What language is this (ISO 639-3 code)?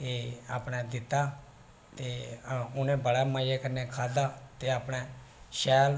doi